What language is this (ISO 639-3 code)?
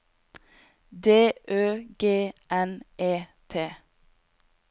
nor